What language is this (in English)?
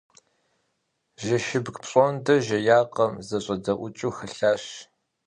Kabardian